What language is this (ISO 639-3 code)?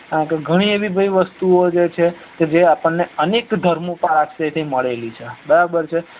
guj